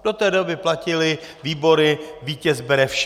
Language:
Czech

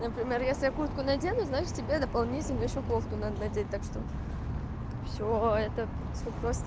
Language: Russian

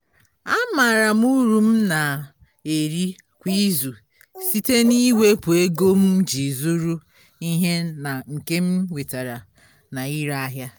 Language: Igbo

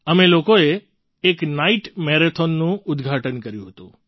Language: Gujarati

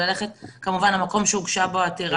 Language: Hebrew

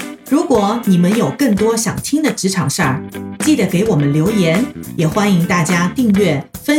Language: Chinese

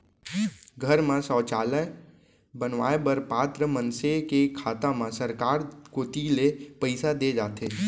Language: Chhattisgarhi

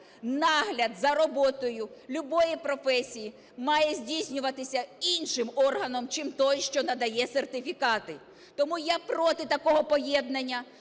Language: Ukrainian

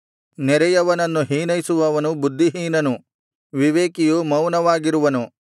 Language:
Kannada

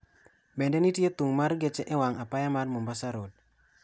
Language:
Luo (Kenya and Tanzania)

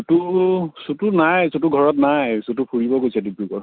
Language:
Assamese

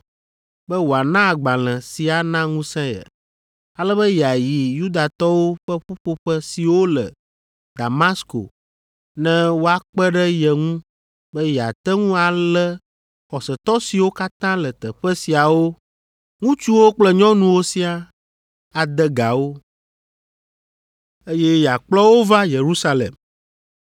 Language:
Ewe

